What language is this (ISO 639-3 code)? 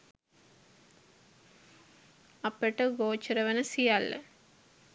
sin